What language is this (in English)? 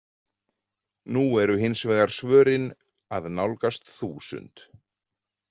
Icelandic